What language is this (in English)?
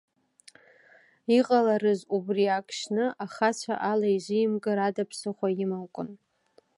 Abkhazian